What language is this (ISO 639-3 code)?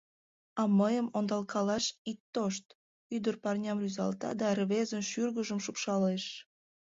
chm